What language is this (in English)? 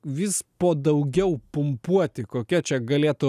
Lithuanian